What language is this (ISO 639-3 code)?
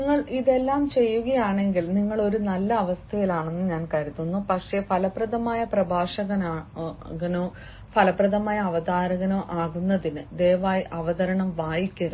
mal